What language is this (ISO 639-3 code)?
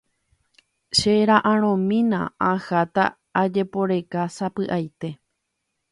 grn